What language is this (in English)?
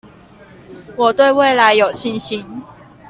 Chinese